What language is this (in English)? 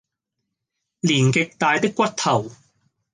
Cantonese